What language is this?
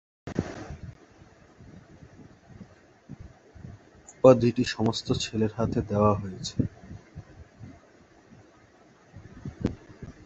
Bangla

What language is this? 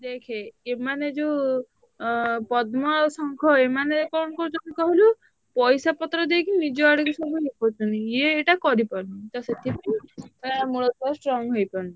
Odia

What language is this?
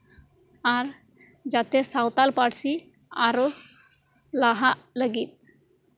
Santali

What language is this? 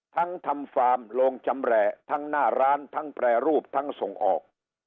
Thai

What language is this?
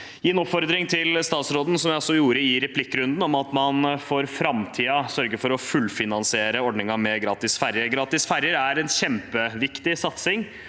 Norwegian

